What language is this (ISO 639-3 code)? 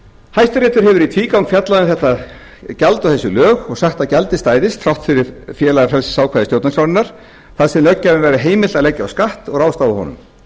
isl